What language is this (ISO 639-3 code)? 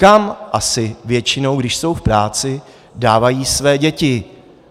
ces